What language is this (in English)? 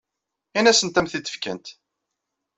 Kabyle